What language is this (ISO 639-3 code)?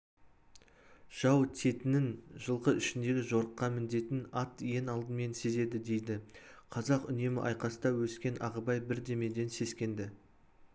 kaz